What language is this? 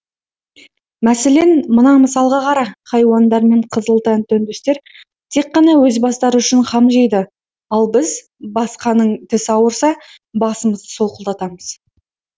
Kazakh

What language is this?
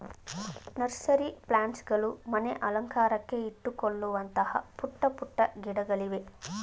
Kannada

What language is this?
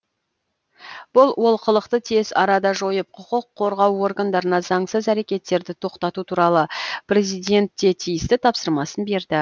Kazakh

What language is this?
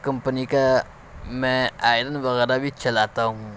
Urdu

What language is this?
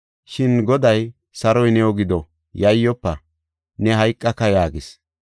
Gofa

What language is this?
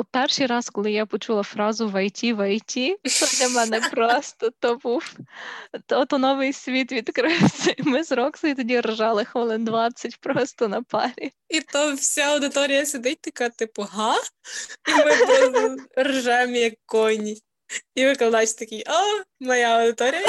Ukrainian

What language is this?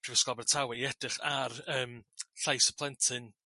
Welsh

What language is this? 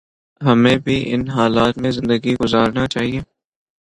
Urdu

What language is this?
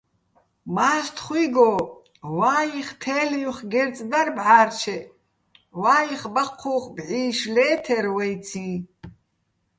Bats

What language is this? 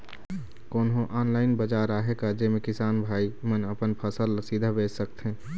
Chhattisgarhi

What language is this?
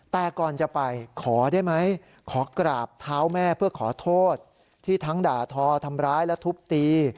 Thai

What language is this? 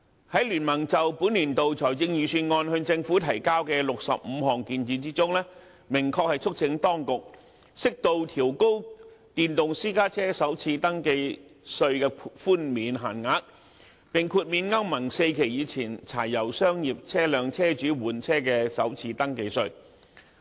Cantonese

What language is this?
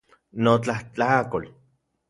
Central Puebla Nahuatl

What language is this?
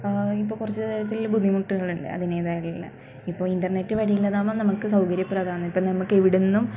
Malayalam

